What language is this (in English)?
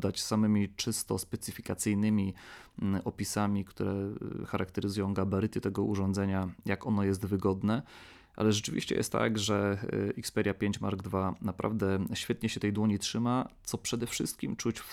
Polish